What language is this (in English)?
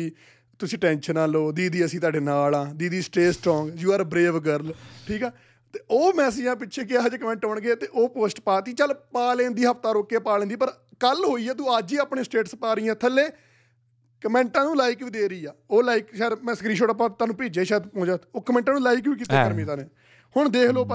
Punjabi